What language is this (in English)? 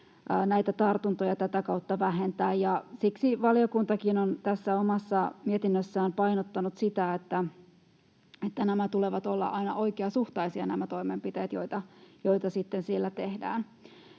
Finnish